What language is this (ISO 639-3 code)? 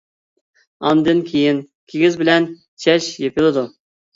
uig